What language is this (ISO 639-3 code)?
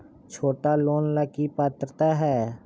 mag